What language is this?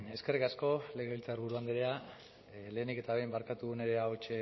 Basque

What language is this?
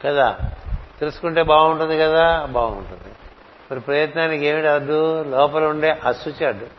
Telugu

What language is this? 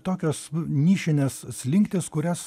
Lithuanian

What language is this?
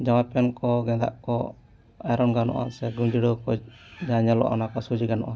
Santali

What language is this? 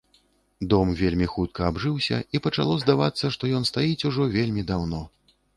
Belarusian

